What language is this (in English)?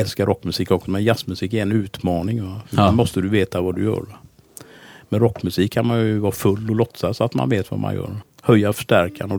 Swedish